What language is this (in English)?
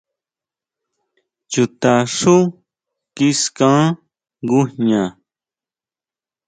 Huautla Mazatec